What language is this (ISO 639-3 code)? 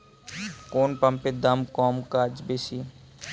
ben